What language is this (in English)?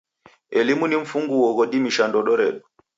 Taita